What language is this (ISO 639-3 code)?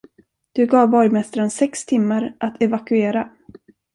swe